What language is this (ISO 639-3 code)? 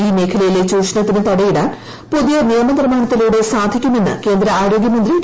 mal